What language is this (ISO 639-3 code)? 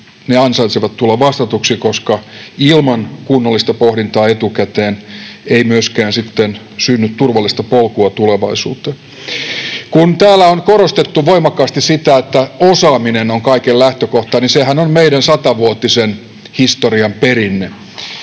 fin